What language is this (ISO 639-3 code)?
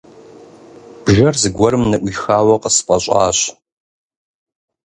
kbd